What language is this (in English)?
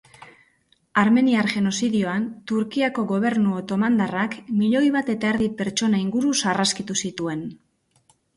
Basque